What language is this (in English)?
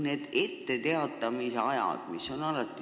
Estonian